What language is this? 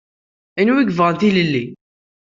Kabyle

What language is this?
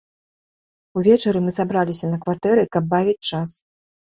Belarusian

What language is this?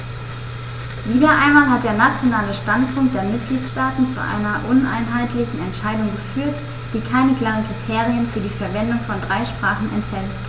German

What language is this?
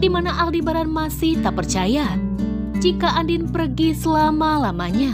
Indonesian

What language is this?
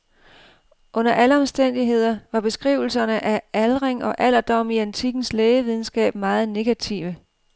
Danish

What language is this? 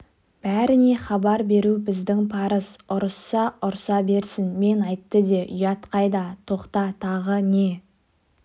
Kazakh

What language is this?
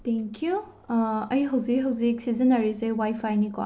Manipuri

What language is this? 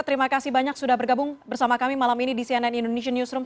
Indonesian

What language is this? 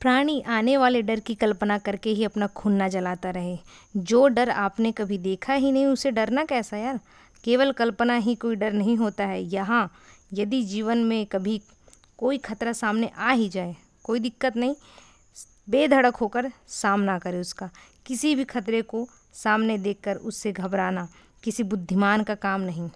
Hindi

